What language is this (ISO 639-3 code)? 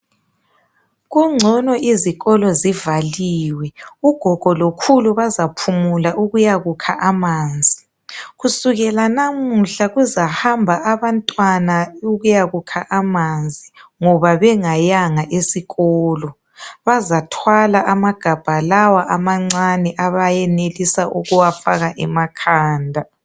nde